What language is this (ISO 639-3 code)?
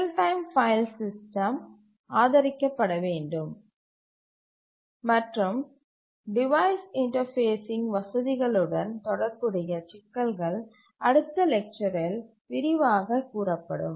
tam